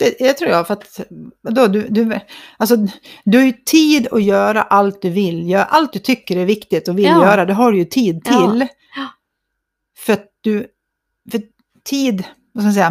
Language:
Swedish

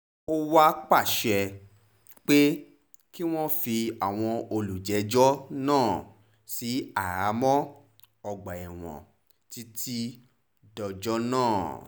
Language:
Yoruba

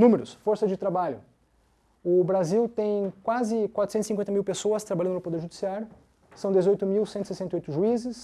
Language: Portuguese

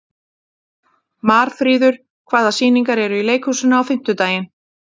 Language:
Icelandic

